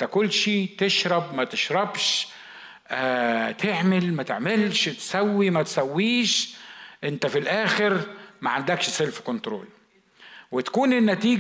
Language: Arabic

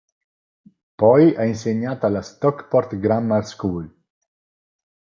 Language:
Italian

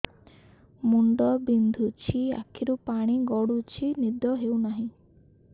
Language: Odia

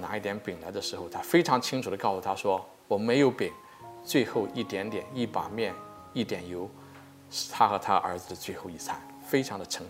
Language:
Chinese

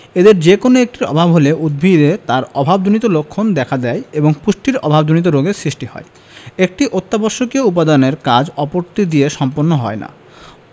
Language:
Bangla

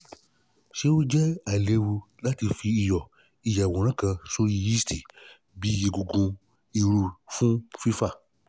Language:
Yoruba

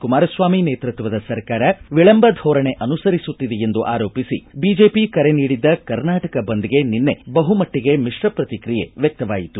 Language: Kannada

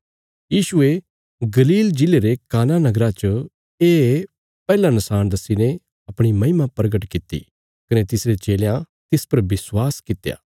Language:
Bilaspuri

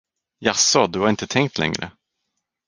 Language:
Swedish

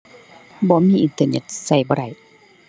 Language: Thai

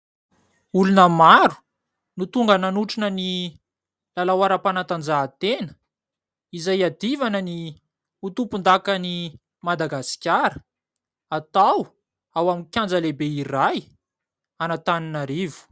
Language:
Malagasy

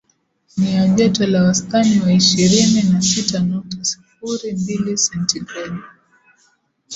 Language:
Swahili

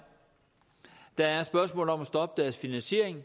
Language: Danish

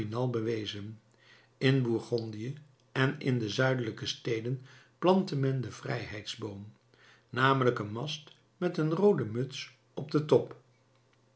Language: Dutch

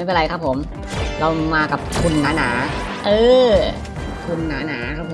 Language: Thai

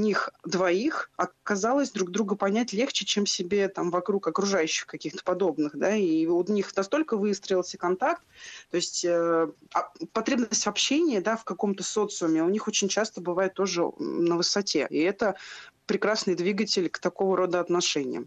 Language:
Russian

